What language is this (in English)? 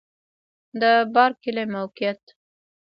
Pashto